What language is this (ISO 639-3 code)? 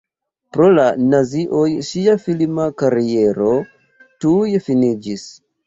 epo